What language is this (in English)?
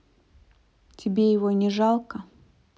Russian